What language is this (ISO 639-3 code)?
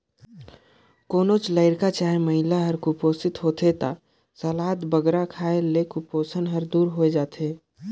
hne